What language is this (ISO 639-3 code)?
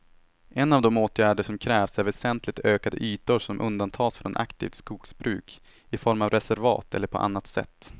swe